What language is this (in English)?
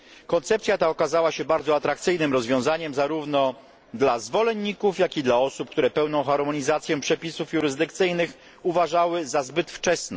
Polish